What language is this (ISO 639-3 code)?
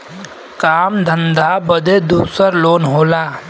bho